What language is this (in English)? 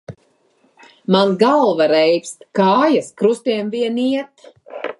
Latvian